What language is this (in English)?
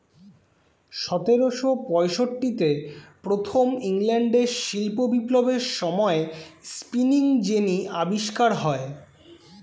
Bangla